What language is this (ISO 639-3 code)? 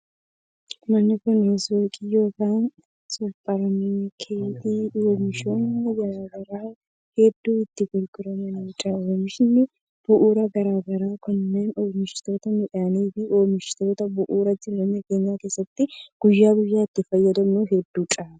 orm